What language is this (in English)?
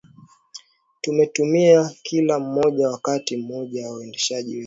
Swahili